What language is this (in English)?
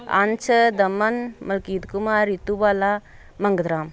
Punjabi